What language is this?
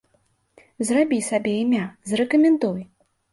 Belarusian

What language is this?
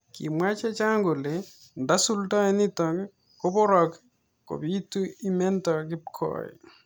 Kalenjin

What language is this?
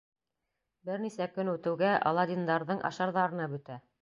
Bashkir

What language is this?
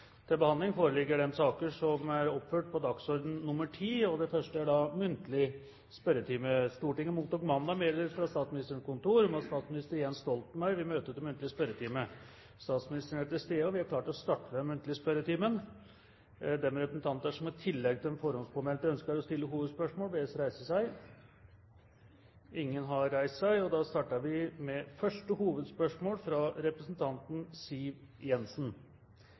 Norwegian Bokmål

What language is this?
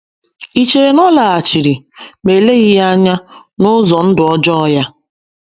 Igbo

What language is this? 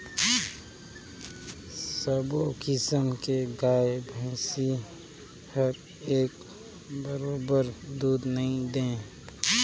Chhattisgarhi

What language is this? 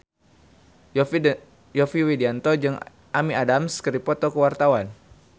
Sundanese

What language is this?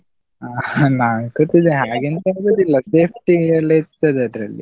Kannada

